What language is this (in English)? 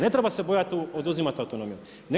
Croatian